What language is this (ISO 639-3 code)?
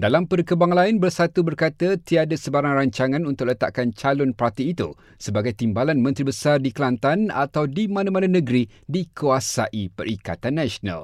msa